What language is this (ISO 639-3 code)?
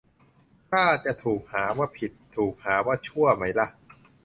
tha